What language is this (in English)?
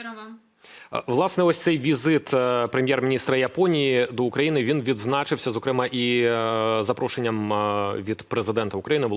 Ukrainian